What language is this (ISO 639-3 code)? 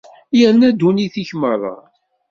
kab